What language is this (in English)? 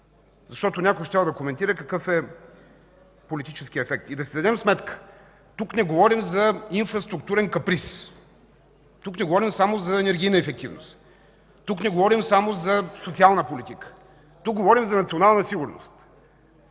Bulgarian